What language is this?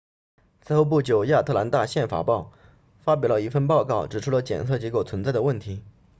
Chinese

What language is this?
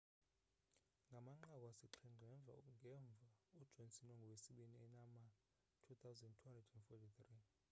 Xhosa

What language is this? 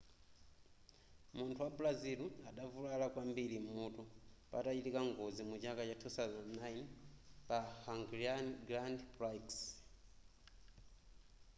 Nyanja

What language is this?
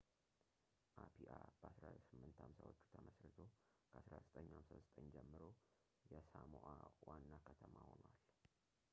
Amharic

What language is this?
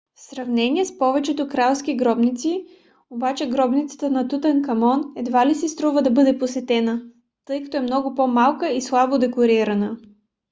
Bulgarian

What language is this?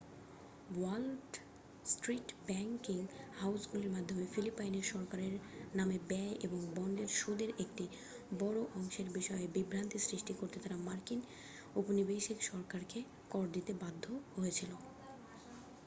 Bangla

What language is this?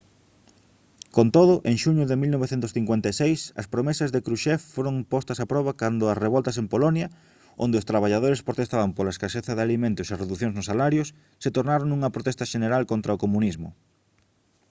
Galician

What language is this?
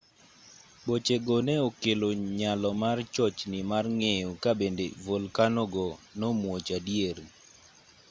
Luo (Kenya and Tanzania)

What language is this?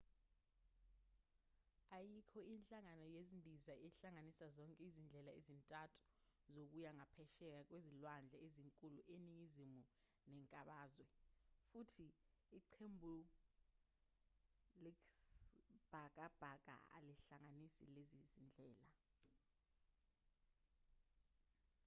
Zulu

